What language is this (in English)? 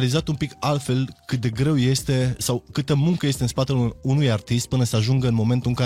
Romanian